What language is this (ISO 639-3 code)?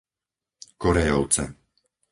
slk